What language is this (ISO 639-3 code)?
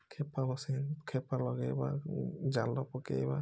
ori